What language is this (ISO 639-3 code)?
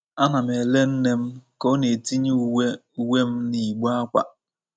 ibo